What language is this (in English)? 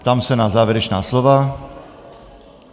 Czech